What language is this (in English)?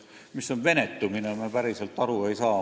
Estonian